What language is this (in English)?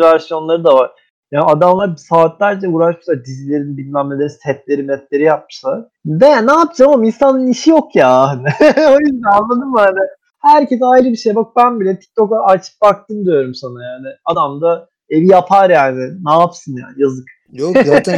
Turkish